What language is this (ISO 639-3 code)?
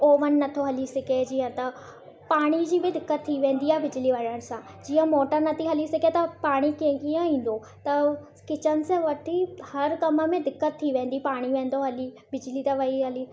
snd